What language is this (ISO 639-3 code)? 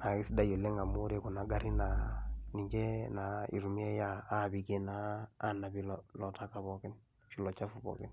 mas